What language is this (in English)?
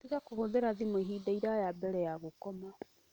Kikuyu